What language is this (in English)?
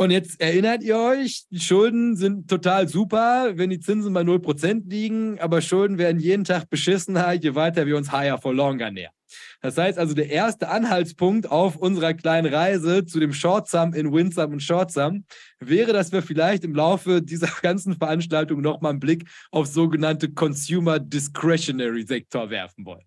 German